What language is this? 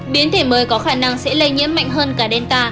Vietnamese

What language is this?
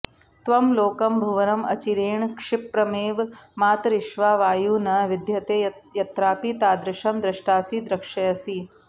Sanskrit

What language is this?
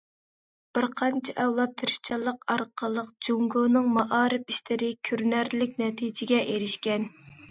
Uyghur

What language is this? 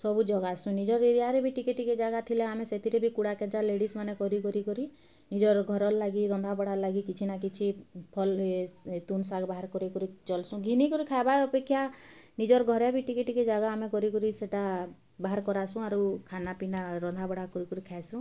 Odia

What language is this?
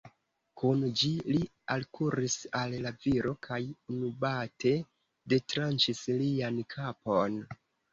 Esperanto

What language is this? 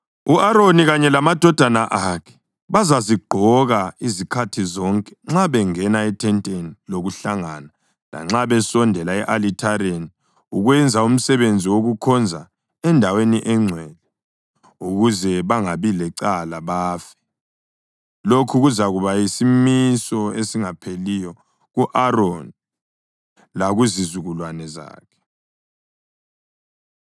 North Ndebele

